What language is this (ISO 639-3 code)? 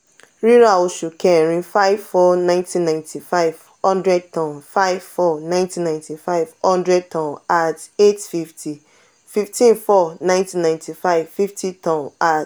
yor